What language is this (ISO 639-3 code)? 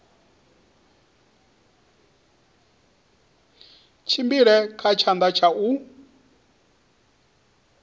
ven